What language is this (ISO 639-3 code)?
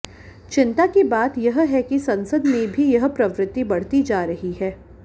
hin